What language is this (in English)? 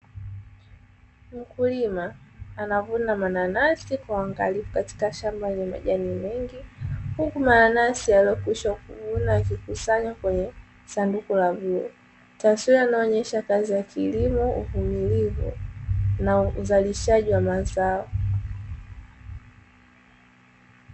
Swahili